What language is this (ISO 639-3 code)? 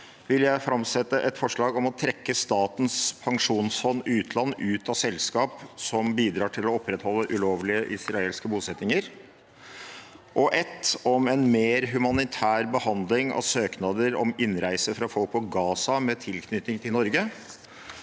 nor